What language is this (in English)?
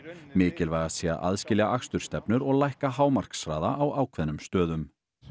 Icelandic